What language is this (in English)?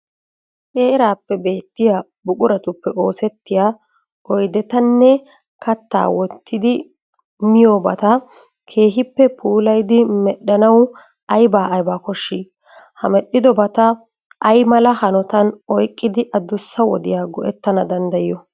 Wolaytta